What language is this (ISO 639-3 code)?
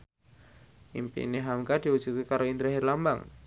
jav